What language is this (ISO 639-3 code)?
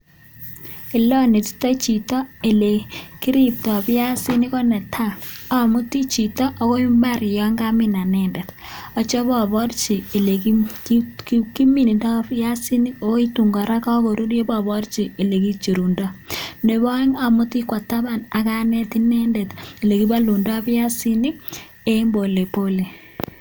kln